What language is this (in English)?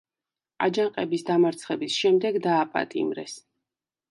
Georgian